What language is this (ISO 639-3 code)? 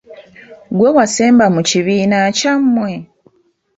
lug